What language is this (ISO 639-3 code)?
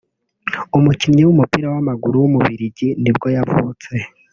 kin